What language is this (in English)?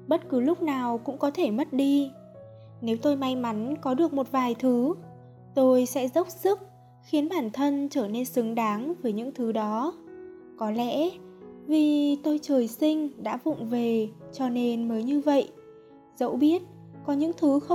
Vietnamese